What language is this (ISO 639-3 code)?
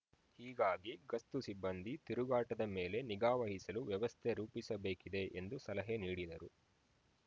kan